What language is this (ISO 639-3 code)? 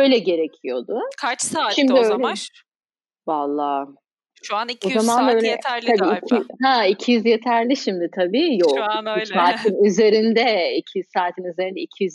tur